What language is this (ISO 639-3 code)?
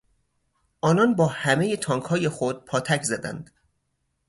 fas